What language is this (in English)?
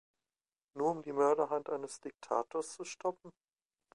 German